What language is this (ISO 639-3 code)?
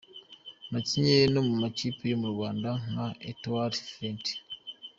kin